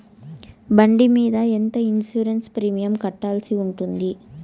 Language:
Telugu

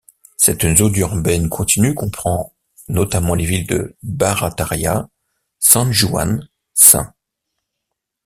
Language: French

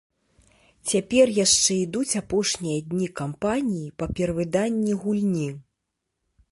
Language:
Belarusian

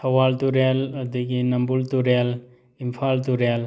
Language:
Manipuri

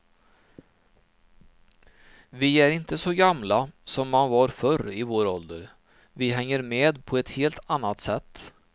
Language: Swedish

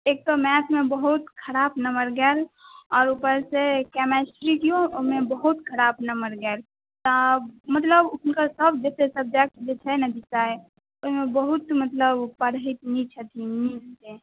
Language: Maithili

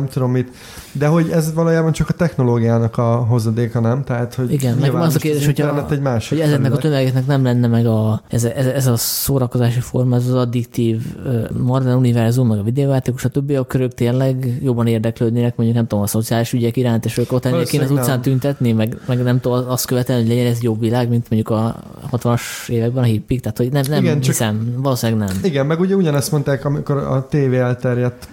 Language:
Hungarian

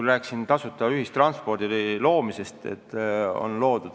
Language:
Estonian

